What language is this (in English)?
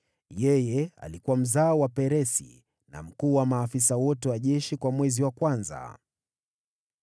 Swahili